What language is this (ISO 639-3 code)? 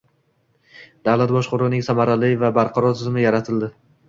uzb